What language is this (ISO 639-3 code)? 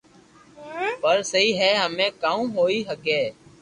lrk